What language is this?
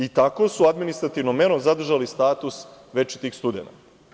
Serbian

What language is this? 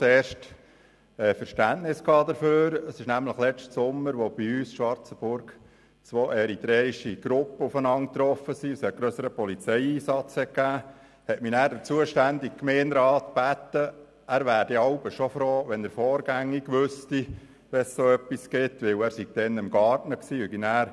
Swiss German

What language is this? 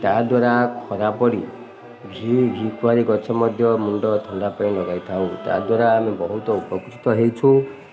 Odia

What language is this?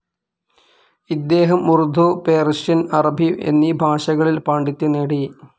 Malayalam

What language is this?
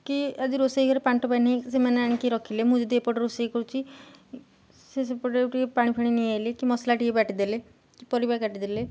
Odia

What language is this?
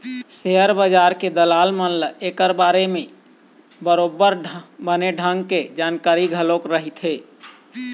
Chhattisgarhi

